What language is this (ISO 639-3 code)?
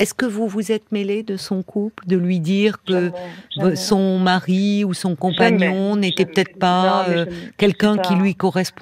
fra